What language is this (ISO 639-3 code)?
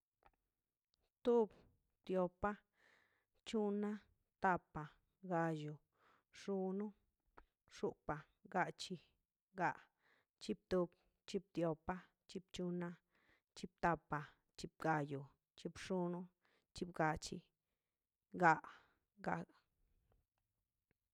zpy